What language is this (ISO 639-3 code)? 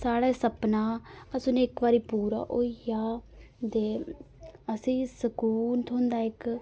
doi